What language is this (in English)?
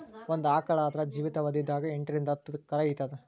Kannada